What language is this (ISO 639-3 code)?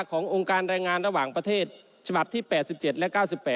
tha